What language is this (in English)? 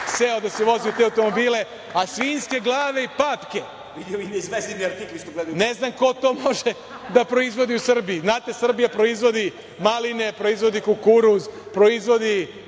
Serbian